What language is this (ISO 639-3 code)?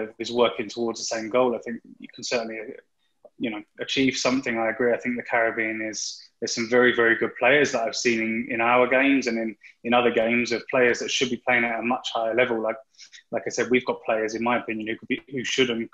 eng